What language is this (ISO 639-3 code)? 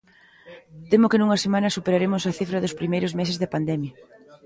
glg